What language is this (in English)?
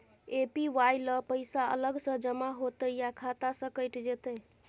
Maithili